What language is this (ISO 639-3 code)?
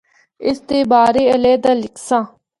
hno